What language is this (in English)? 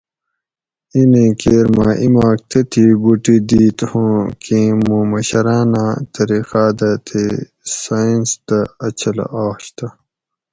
Gawri